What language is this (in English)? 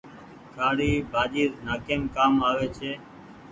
Goaria